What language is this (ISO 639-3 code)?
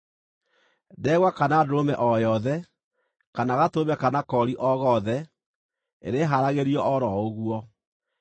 kik